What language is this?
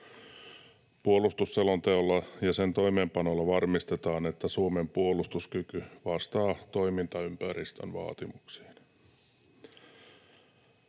Finnish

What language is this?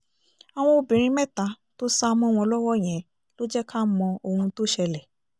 Yoruba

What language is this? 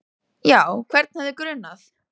Icelandic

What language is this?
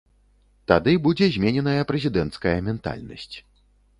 Belarusian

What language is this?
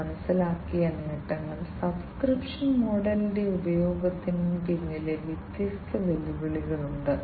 Malayalam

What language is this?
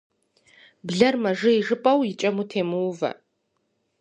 Kabardian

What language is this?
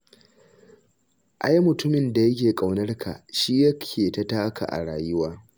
Hausa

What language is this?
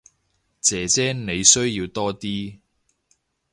Cantonese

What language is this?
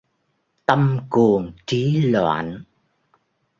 Vietnamese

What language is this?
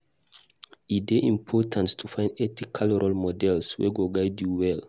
Nigerian Pidgin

